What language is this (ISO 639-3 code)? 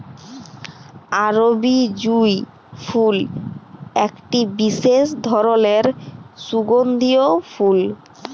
ben